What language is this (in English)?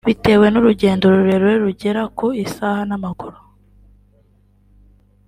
Kinyarwanda